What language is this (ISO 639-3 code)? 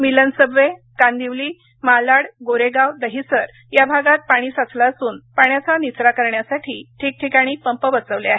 mar